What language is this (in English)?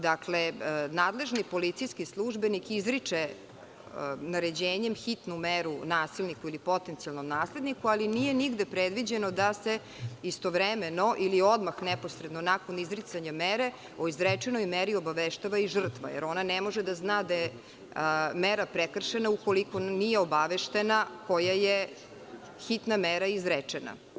Serbian